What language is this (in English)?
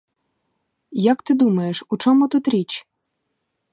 Ukrainian